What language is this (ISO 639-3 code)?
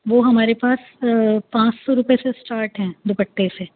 urd